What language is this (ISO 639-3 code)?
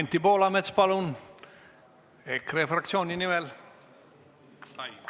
est